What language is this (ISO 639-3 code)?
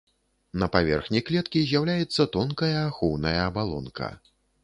bel